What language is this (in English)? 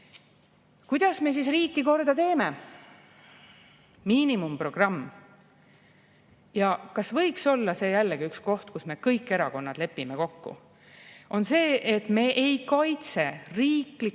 Estonian